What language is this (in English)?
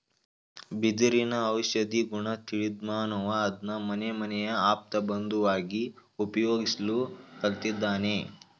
Kannada